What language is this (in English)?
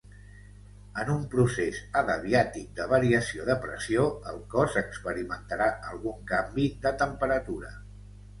Catalan